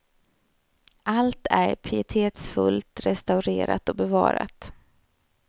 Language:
Swedish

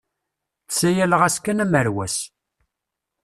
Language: Kabyle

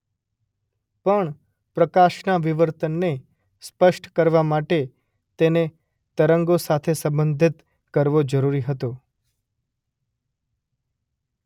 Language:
Gujarati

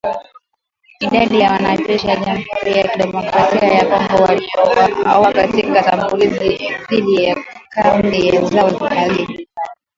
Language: Swahili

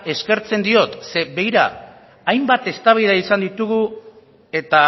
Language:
Basque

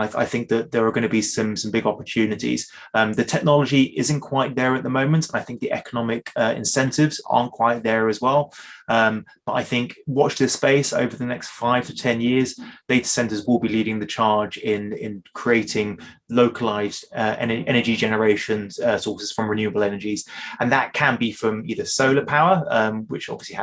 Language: English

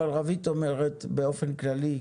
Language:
Hebrew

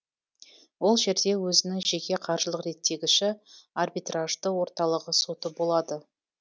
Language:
Kazakh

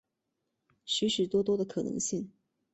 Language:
Chinese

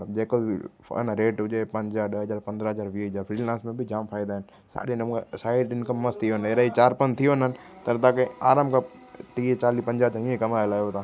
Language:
Sindhi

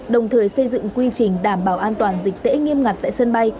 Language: Vietnamese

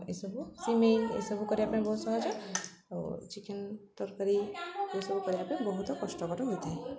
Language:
Odia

